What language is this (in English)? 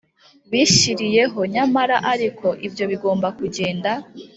Kinyarwanda